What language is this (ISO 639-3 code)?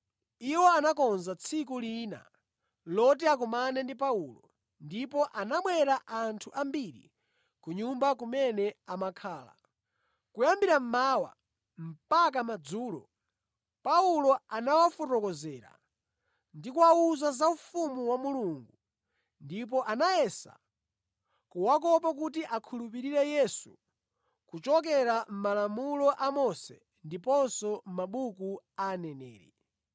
nya